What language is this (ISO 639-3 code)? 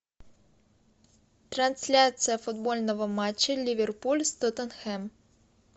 rus